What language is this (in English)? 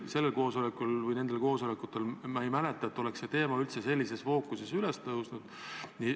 Estonian